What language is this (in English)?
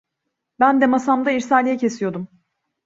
Turkish